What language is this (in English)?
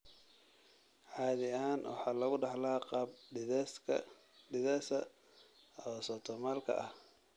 Somali